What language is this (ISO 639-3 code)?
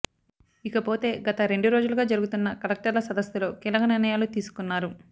tel